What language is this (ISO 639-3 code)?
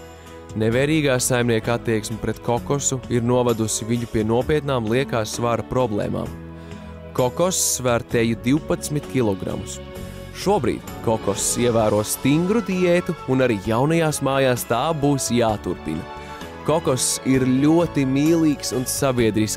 lav